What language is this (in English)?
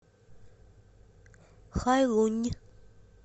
Russian